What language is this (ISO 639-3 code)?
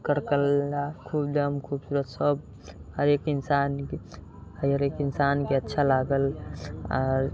mai